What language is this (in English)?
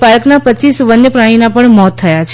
Gujarati